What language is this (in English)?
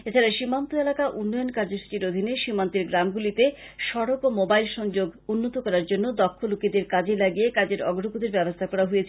Bangla